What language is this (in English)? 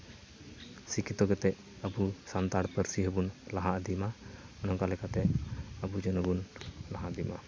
Santali